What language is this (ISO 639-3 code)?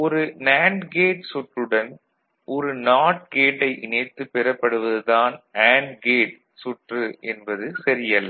tam